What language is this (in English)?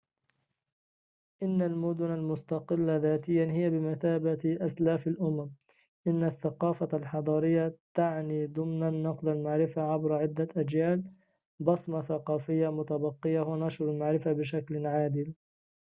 Arabic